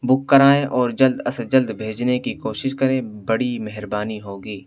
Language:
Urdu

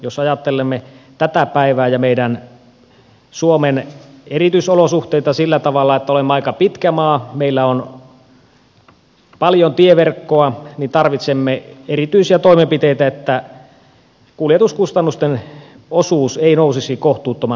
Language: Finnish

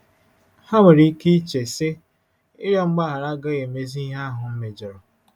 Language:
Igbo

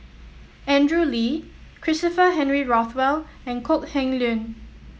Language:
English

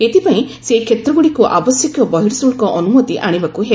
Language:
Odia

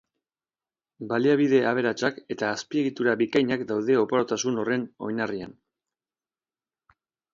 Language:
Basque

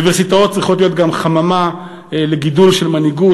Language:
Hebrew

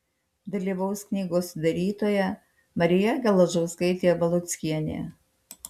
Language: Lithuanian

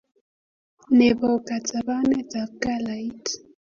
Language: Kalenjin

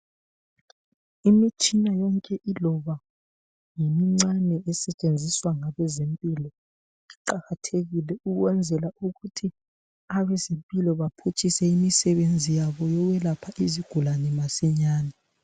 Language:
North Ndebele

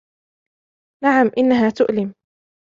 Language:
Arabic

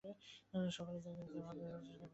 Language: Bangla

